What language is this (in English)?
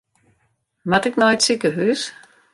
Western Frisian